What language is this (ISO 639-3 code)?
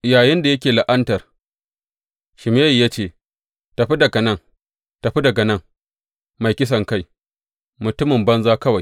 hau